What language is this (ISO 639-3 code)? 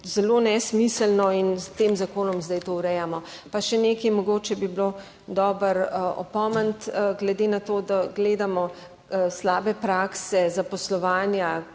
slv